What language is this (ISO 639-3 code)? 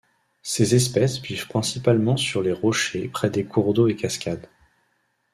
fra